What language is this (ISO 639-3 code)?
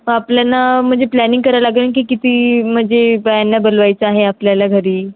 mar